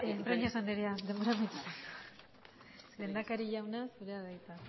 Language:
Basque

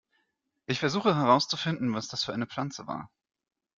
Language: German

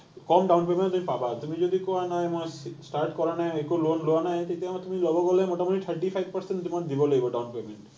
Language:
Assamese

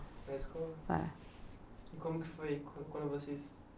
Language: Portuguese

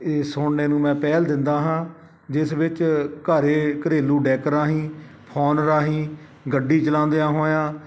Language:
Punjabi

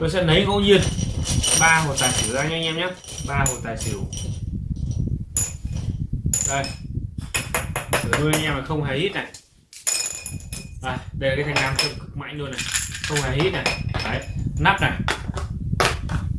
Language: Vietnamese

